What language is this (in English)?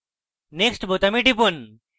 Bangla